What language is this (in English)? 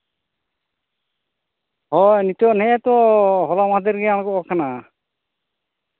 Santali